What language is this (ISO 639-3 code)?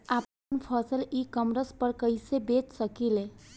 bho